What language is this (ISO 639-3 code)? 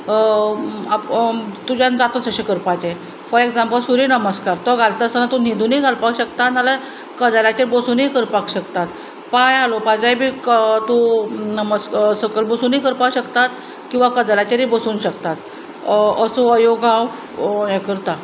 kok